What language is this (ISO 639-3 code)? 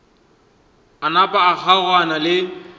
nso